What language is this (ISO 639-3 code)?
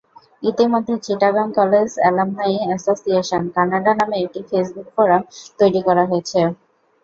ben